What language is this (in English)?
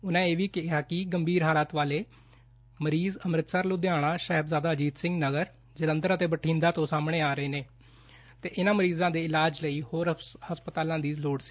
Punjabi